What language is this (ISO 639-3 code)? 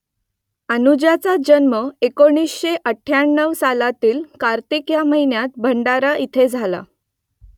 mar